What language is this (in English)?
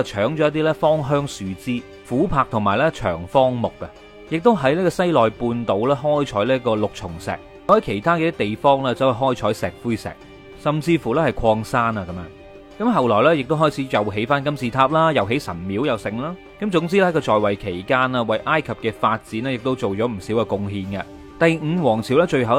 Chinese